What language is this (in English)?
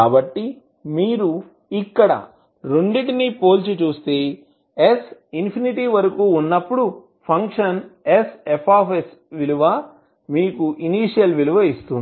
Telugu